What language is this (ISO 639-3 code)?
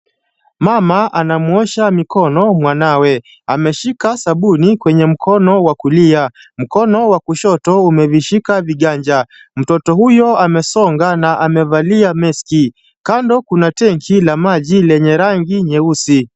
swa